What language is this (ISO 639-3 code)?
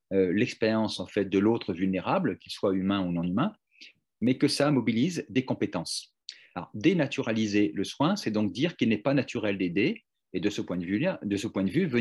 fra